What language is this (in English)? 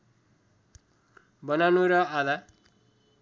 Nepali